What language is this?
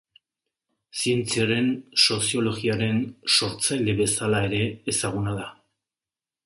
Basque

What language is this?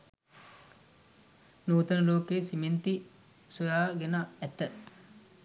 Sinhala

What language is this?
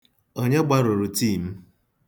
Igbo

